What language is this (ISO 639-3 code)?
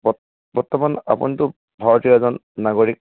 asm